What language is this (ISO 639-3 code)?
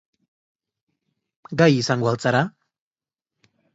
eus